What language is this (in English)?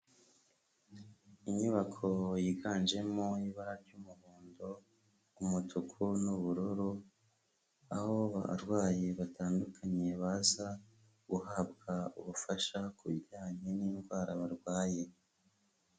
Kinyarwanda